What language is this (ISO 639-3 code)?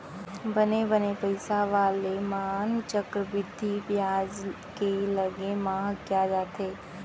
hne